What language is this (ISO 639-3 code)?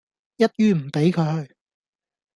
yue